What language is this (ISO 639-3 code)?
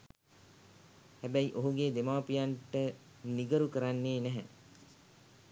sin